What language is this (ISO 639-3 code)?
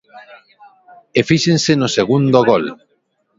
glg